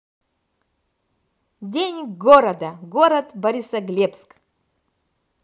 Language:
Russian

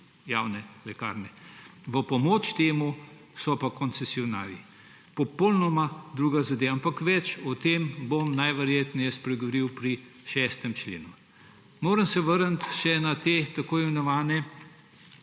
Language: Slovenian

